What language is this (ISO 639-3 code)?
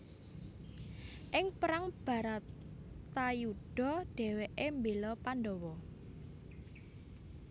jav